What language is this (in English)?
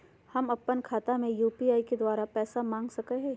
Magahi